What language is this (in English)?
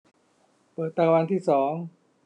Thai